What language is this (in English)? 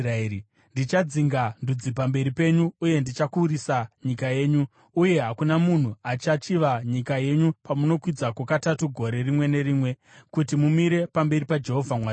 Shona